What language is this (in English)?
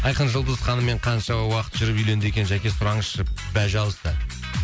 Kazakh